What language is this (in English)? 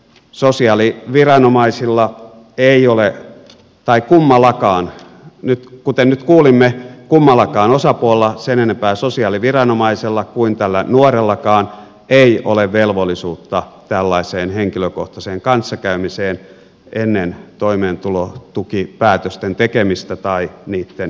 Finnish